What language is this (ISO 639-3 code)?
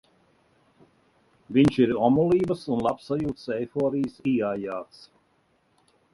lav